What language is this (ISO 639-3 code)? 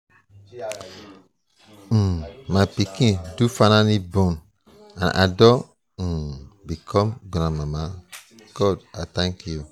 pcm